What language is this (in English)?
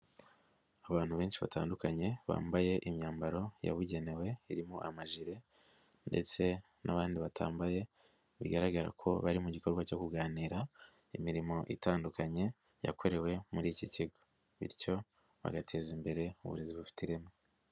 Kinyarwanda